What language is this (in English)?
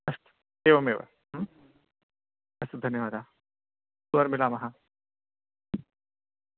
Sanskrit